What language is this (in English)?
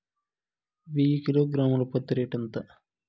Telugu